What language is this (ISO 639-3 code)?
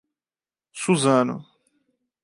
por